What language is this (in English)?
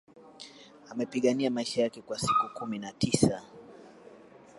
Swahili